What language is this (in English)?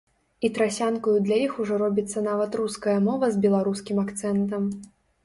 Belarusian